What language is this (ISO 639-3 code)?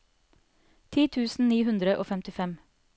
nor